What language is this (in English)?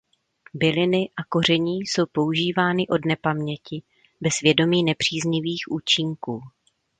Czech